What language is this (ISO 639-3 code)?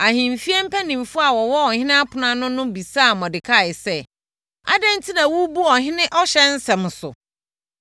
aka